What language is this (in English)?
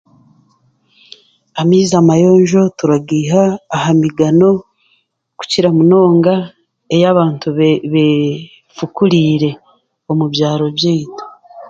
Chiga